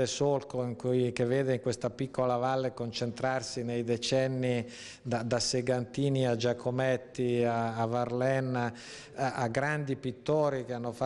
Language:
Italian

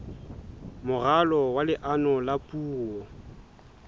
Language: Southern Sotho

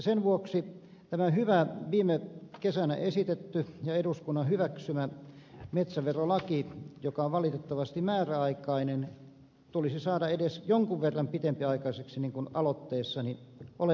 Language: Finnish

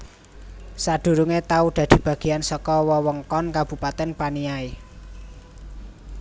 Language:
Javanese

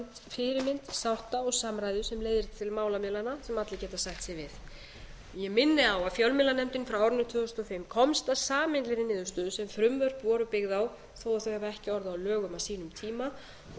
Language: Icelandic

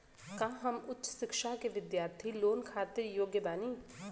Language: Bhojpuri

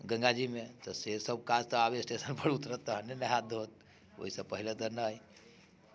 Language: Maithili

